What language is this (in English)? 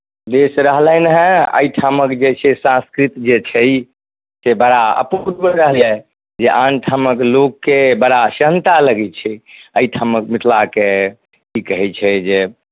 Maithili